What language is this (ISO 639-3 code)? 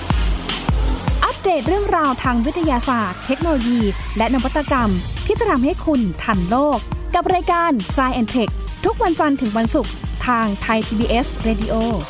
tha